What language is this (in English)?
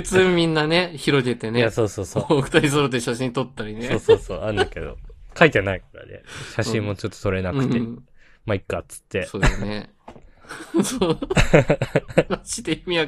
Japanese